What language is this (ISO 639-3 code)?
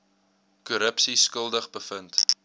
afr